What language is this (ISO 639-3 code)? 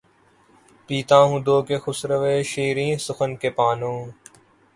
urd